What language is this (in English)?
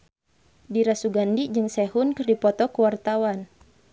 Sundanese